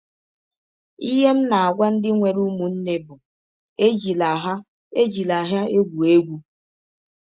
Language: Igbo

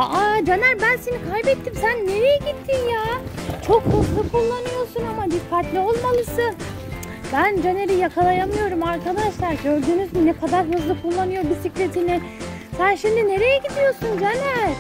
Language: Turkish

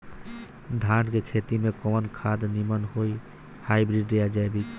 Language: Bhojpuri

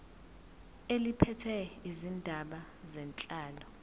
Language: Zulu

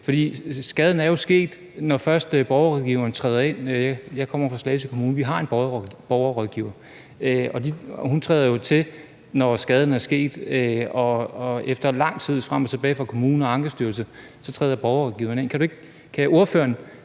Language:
Danish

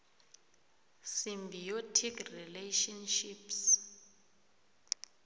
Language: South Ndebele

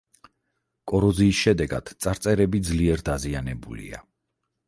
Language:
Georgian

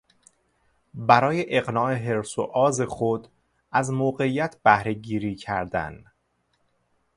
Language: Persian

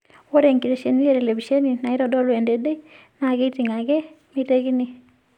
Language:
Masai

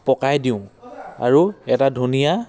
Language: Assamese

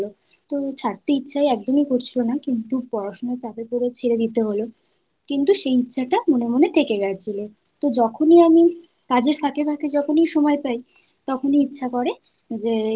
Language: Bangla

